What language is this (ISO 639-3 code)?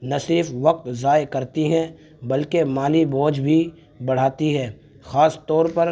urd